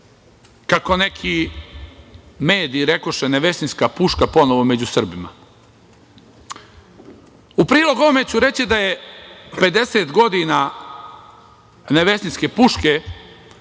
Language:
Serbian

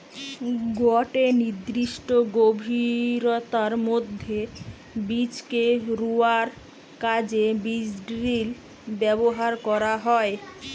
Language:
Bangla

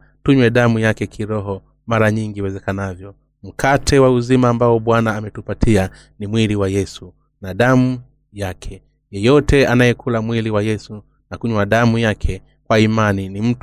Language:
Swahili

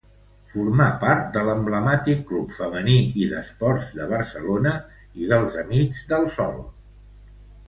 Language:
Catalan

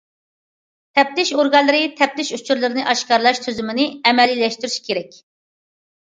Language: Uyghur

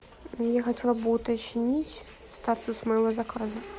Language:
Russian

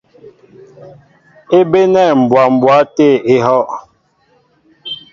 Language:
Mbo (Cameroon)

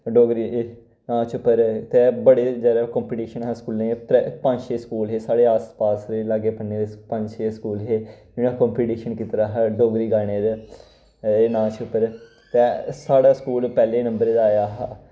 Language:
Dogri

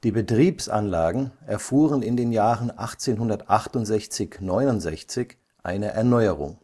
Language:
German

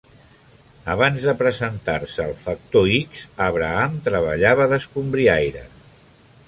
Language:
Catalan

